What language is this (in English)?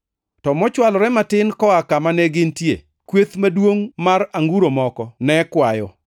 Luo (Kenya and Tanzania)